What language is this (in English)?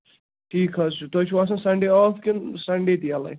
Kashmiri